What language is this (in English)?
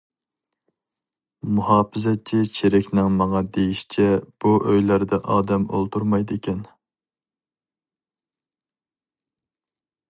Uyghur